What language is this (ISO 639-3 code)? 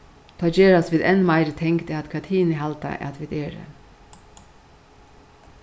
fao